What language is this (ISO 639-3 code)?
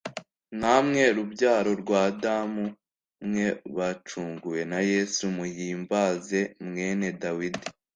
kin